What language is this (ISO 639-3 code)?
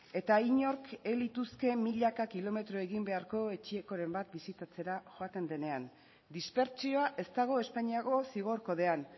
eus